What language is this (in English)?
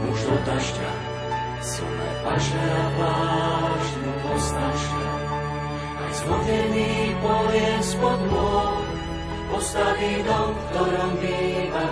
Slovak